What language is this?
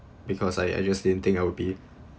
English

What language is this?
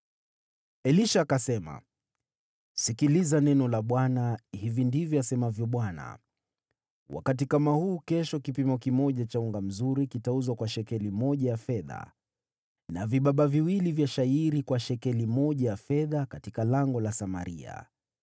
Swahili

